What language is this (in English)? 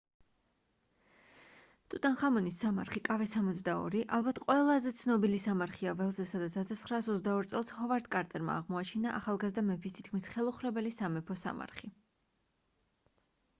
Georgian